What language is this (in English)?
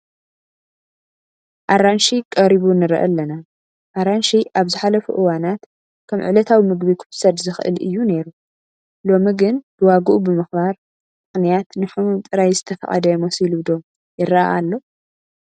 Tigrinya